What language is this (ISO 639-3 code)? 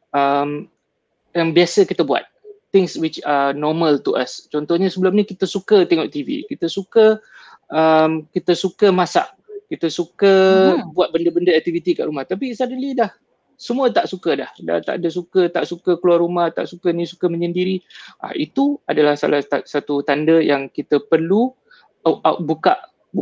msa